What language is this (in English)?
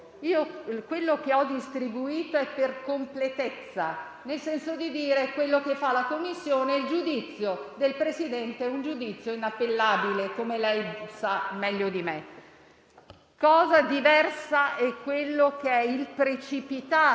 Italian